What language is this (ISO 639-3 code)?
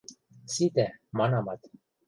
mrj